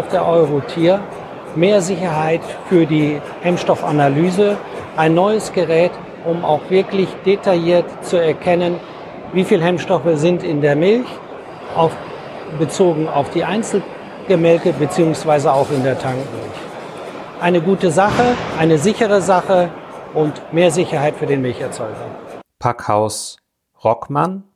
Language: German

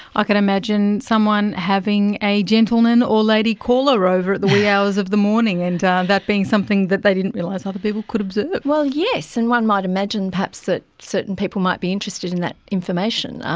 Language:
English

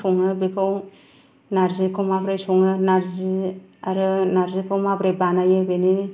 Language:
Bodo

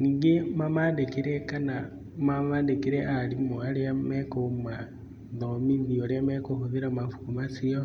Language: Kikuyu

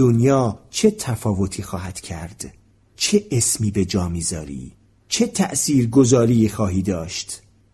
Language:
Persian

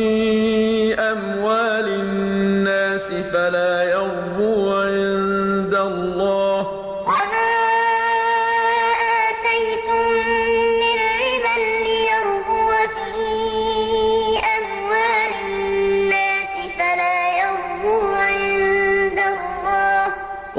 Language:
Arabic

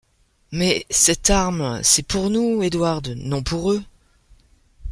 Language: French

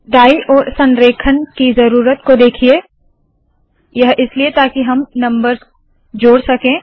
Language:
Hindi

